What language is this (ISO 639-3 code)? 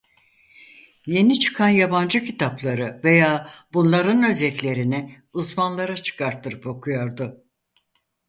tur